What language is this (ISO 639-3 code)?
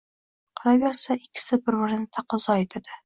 uzb